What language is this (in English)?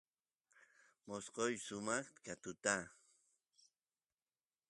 Santiago del Estero Quichua